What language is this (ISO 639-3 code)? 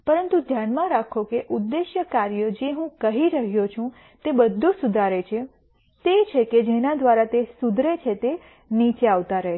guj